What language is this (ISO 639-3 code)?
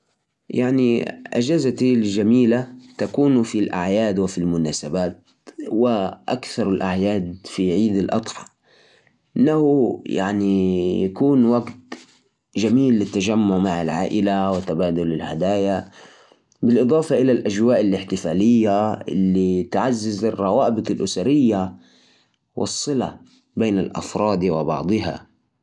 ars